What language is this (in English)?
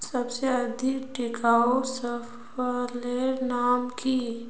Magahi